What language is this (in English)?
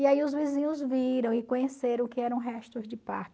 Portuguese